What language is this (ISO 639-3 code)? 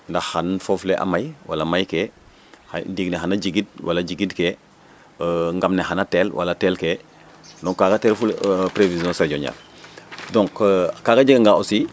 srr